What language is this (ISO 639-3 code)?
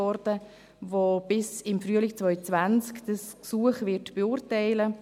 gsw